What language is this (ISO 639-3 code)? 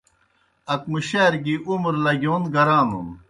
plk